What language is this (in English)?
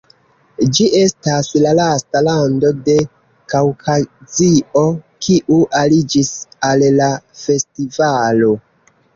Esperanto